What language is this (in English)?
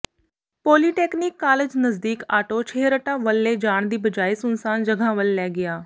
Punjabi